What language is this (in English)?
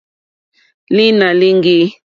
Mokpwe